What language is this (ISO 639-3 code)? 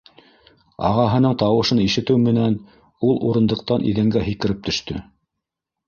bak